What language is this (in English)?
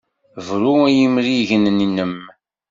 Kabyle